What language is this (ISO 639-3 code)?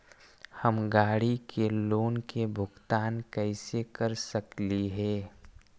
mag